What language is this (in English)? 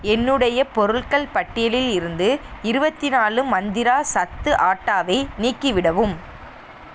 Tamil